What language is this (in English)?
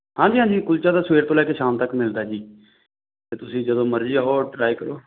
Punjabi